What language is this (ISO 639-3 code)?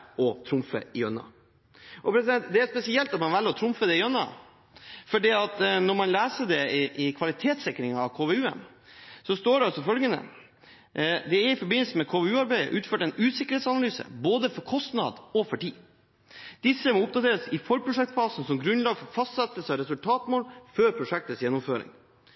nob